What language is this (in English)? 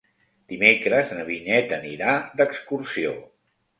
Catalan